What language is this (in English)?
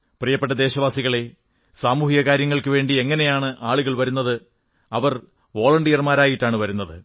Malayalam